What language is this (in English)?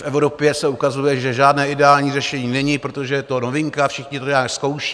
Czech